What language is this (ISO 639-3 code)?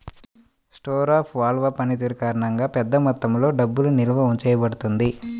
tel